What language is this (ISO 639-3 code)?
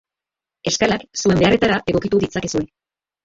eus